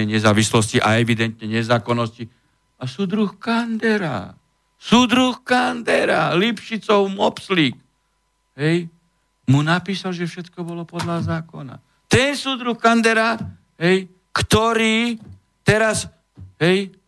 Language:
Slovak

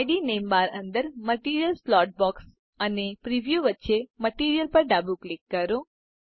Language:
Gujarati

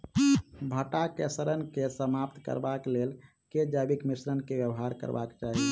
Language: Maithili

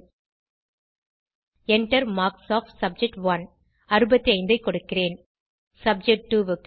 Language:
Tamil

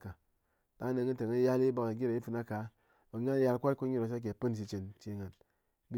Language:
Ngas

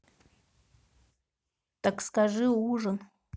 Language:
Russian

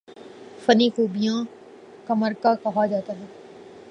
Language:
Urdu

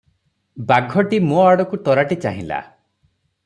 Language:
Odia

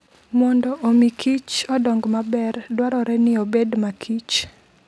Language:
Luo (Kenya and Tanzania)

